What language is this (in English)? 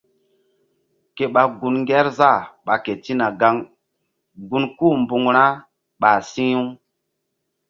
Mbum